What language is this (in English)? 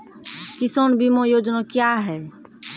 Maithili